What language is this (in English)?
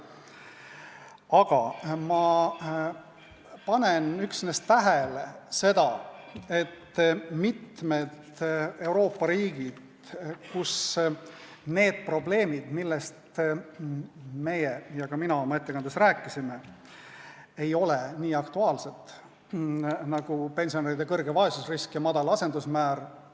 Estonian